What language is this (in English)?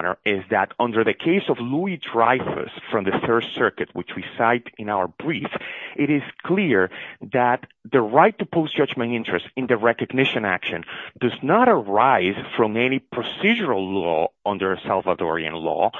English